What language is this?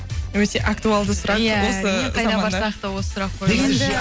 Kazakh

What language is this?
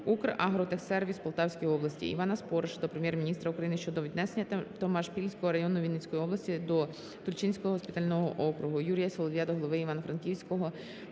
Ukrainian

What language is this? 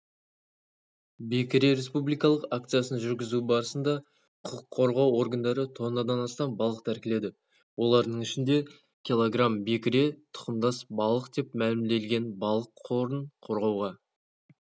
Kazakh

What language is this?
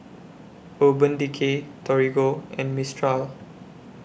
English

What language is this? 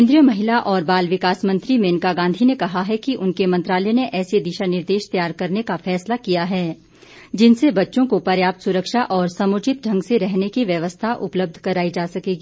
Hindi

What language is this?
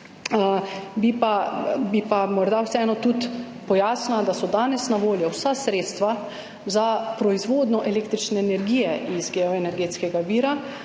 Slovenian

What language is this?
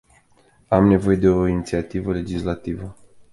Romanian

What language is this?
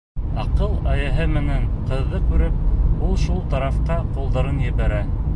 Bashkir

